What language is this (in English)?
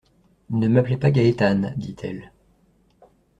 French